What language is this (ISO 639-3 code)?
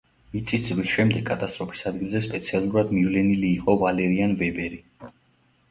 kat